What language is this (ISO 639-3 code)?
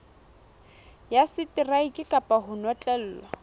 sot